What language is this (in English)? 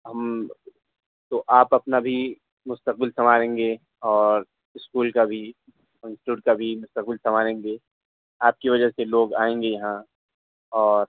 Urdu